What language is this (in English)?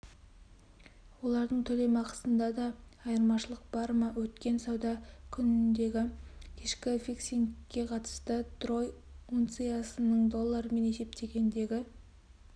Kazakh